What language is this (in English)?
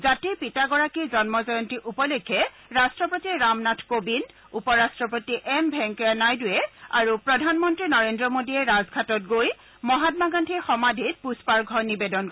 Assamese